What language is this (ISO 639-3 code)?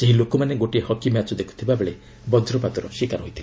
ori